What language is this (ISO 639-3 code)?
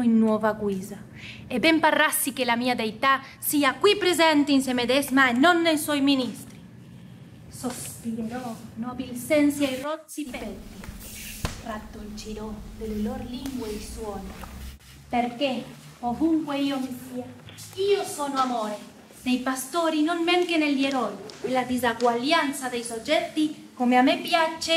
ita